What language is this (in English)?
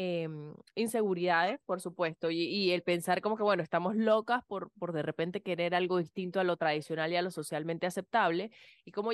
Spanish